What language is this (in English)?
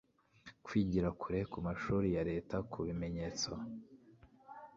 Kinyarwanda